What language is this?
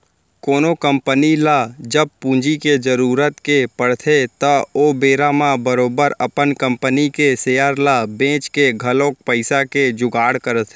Chhattisgarhi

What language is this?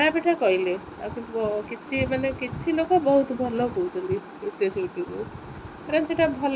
Odia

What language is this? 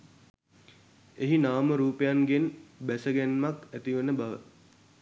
Sinhala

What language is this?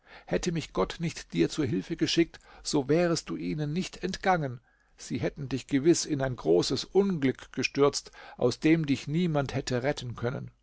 German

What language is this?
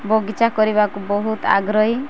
Odia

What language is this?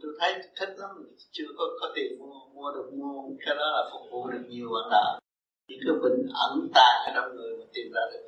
Vietnamese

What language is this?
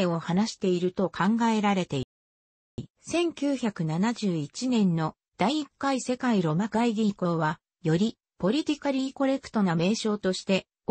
Japanese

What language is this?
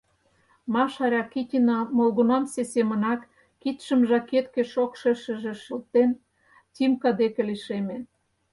Mari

